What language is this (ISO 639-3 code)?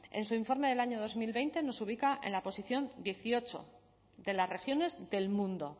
spa